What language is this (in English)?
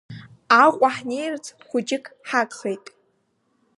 Abkhazian